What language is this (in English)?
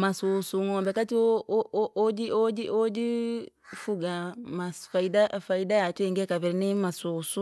Langi